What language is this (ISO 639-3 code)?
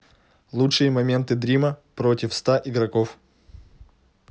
rus